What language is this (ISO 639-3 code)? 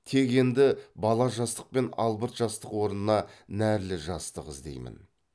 kaz